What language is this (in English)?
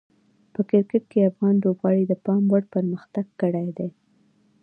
Pashto